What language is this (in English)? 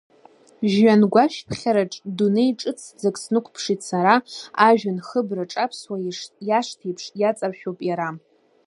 Abkhazian